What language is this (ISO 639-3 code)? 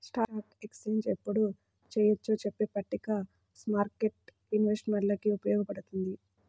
tel